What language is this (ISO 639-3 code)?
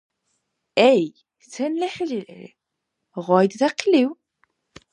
dar